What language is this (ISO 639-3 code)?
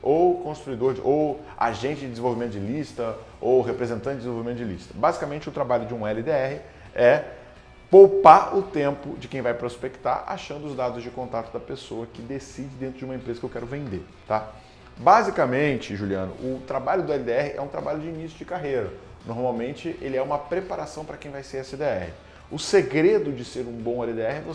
por